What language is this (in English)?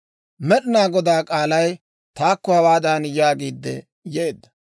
Dawro